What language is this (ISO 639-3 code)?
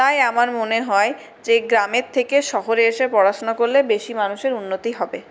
ben